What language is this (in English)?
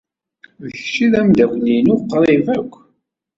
Kabyle